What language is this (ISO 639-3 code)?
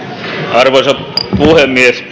fin